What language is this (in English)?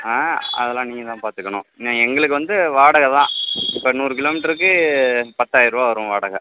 Tamil